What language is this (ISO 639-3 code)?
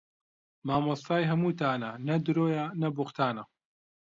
ckb